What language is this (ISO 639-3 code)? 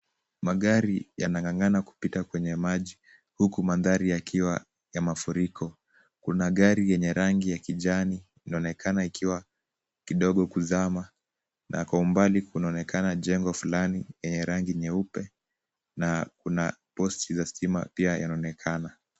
swa